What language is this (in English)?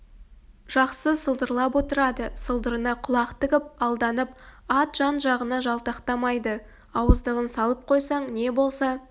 Kazakh